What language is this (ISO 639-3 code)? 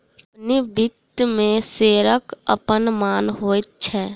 mai